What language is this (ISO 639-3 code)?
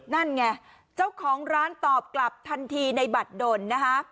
tha